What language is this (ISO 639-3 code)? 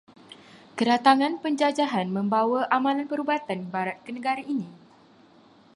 msa